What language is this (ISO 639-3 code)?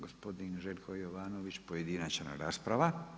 hrv